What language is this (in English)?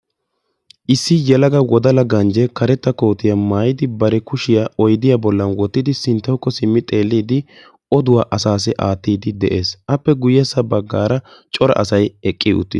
Wolaytta